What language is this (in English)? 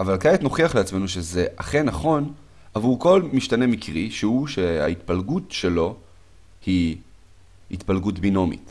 Hebrew